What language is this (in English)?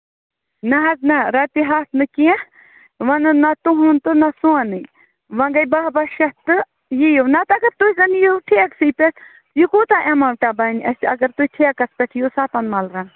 Kashmiri